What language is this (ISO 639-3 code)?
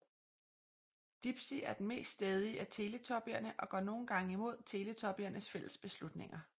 dan